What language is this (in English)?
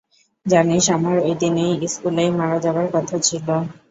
Bangla